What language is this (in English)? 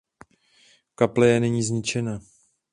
Czech